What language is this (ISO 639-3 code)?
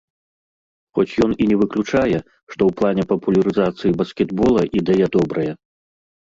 bel